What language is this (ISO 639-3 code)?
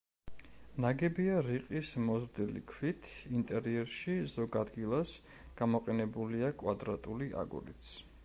kat